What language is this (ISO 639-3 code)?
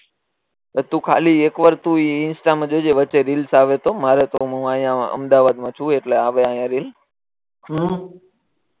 guj